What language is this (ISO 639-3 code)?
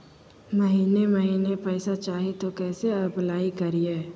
mag